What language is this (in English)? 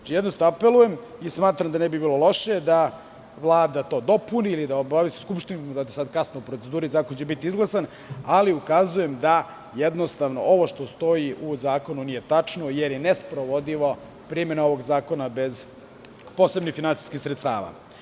Serbian